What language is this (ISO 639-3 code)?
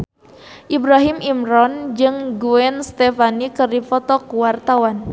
sun